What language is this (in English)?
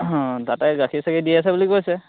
Assamese